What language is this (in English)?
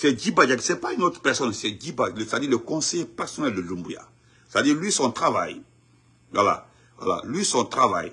French